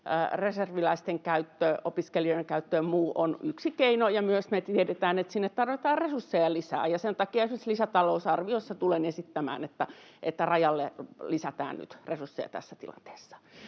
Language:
Finnish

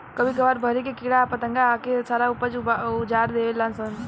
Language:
Bhojpuri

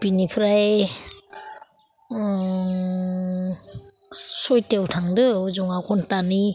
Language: Bodo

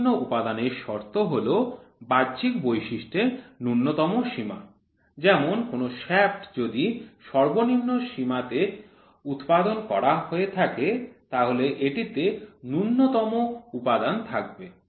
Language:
Bangla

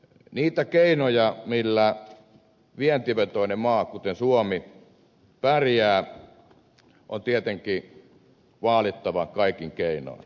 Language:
Finnish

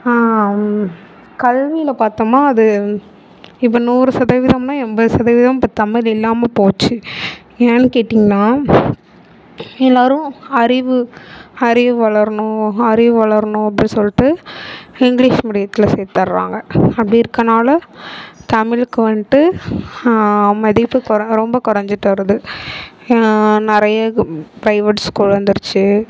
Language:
Tamil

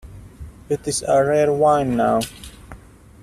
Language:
English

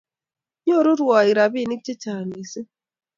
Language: Kalenjin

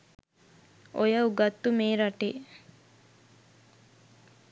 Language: Sinhala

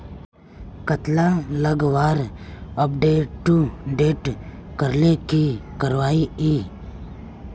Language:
Magahi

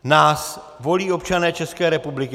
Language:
Czech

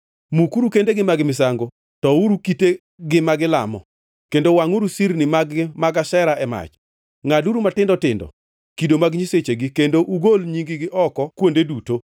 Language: Luo (Kenya and Tanzania)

